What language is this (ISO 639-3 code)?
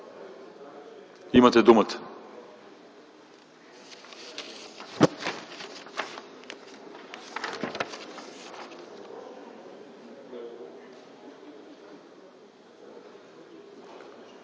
bul